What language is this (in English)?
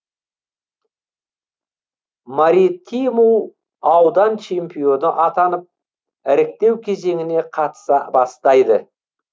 Kazakh